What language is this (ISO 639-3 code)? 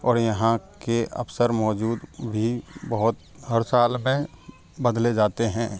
hin